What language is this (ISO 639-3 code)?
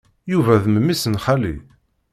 kab